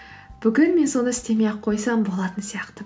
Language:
Kazakh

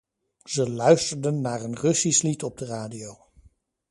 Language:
Dutch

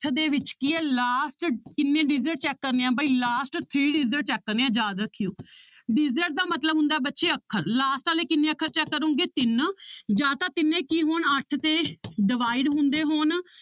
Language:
Punjabi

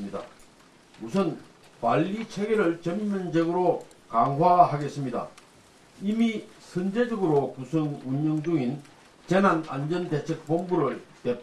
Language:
Korean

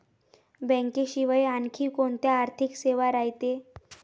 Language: Marathi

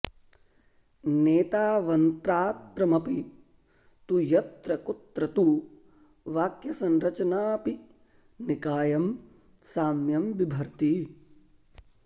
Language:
Sanskrit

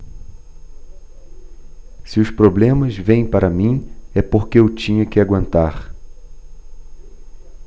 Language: Portuguese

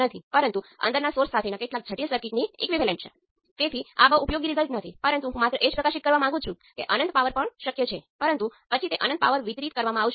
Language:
Gujarati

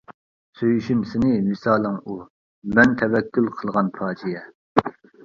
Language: Uyghur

